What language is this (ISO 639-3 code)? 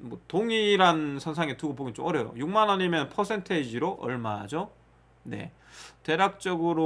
kor